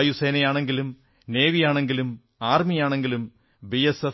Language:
Malayalam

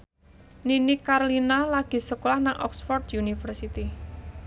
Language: Javanese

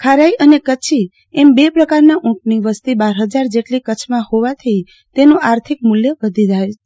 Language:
Gujarati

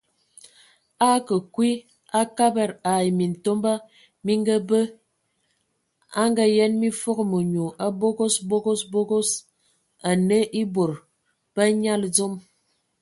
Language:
Ewondo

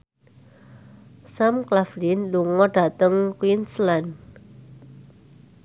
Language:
Javanese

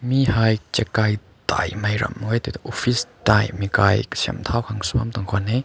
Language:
Rongmei Naga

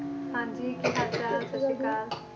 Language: Punjabi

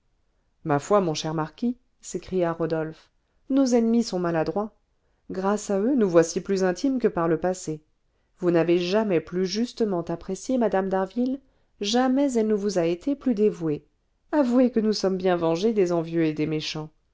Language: French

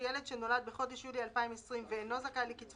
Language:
Hebrew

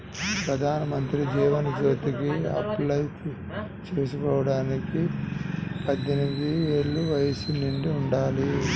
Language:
Telugu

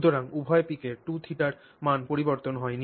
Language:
Bangla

